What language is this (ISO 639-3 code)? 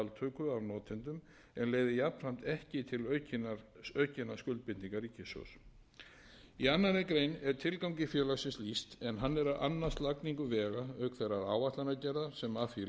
isl